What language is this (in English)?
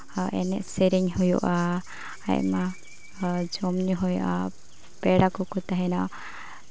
Santali